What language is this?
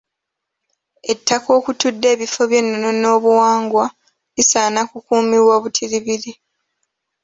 Ganda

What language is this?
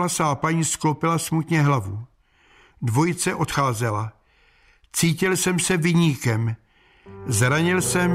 Czech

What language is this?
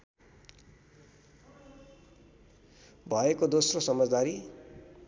Nepali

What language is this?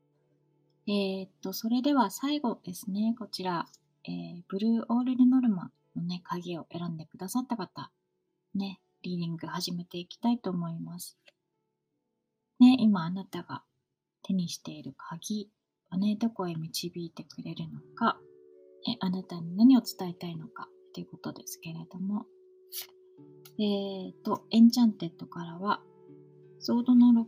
Japanese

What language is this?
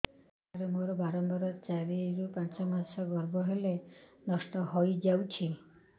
Odia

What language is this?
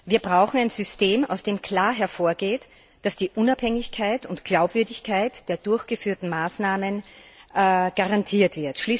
German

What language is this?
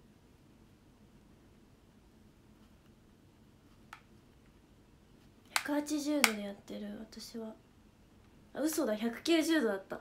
Japanese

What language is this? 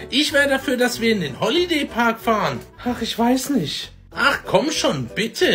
German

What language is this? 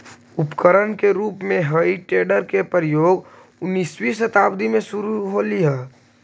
Magahi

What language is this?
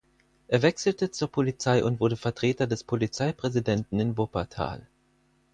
German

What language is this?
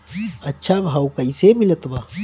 Bhojpuri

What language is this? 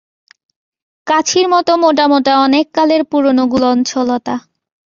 Bangla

